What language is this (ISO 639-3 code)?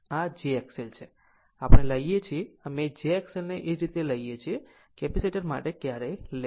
guj